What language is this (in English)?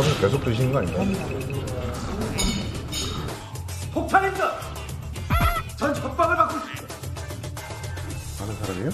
Korean